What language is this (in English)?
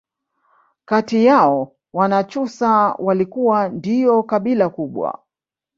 Swahili